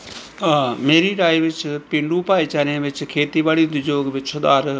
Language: Punjabi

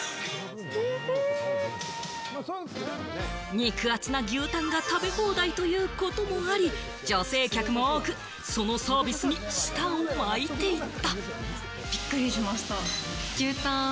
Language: Japanese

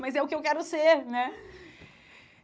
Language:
Portuguese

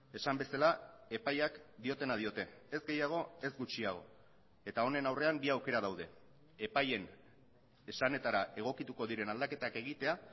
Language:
Basque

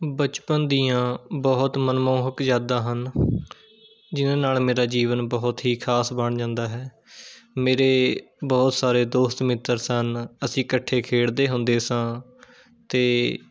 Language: Punjabi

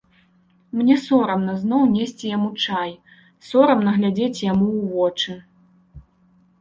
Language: Belarusian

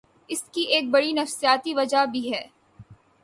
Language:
Urdu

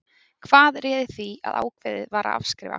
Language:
Icelandic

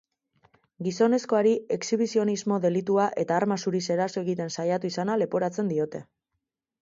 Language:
Basque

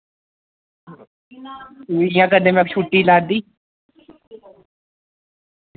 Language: Dogri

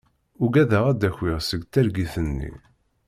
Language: Kabyle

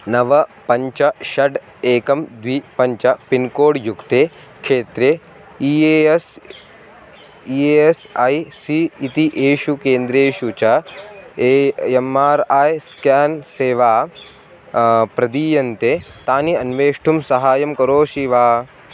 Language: Sanskrit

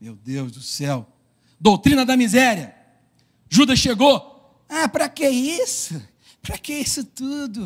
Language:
Portuguese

